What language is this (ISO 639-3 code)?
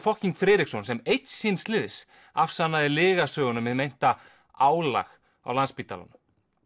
isl